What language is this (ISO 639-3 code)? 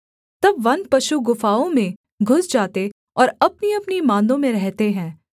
hin